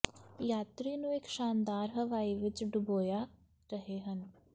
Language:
Punjabi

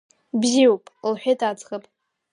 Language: Abkhazian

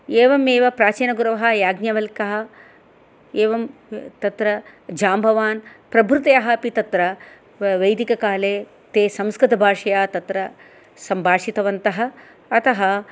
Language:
Sanskrit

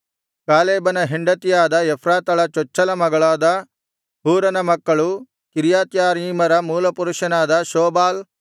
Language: Kannada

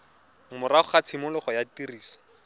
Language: Tswana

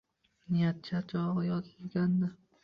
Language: Uzbek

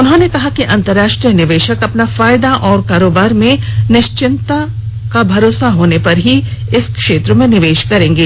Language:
Hindi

